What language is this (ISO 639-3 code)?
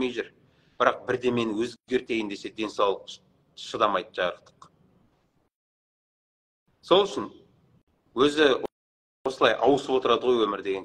tur